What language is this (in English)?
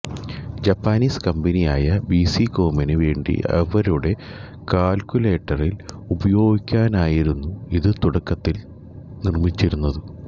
Malayalam